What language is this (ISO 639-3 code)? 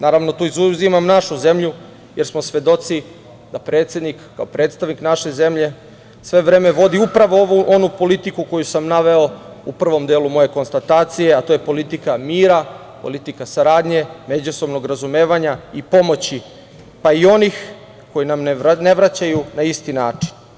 srp